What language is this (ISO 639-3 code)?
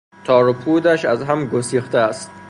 fas